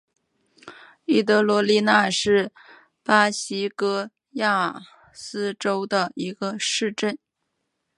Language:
Chinese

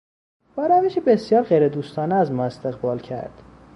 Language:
Persian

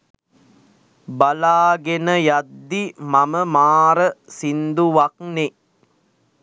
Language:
Sinhala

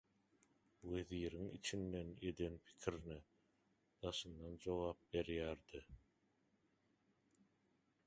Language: Turkmen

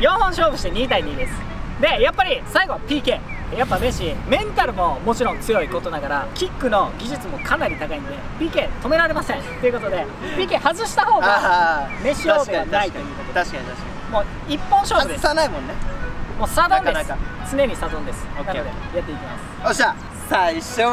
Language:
Japanese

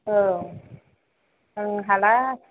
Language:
Bodo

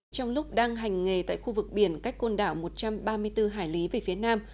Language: Vietnamese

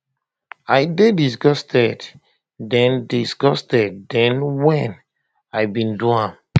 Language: Nigerian Pidgin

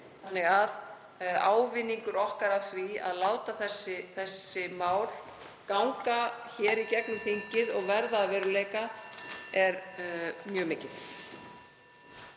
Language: Icelandic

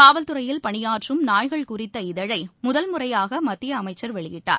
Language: Tamil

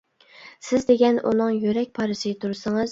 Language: Uyghur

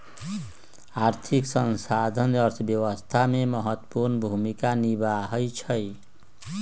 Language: Magahi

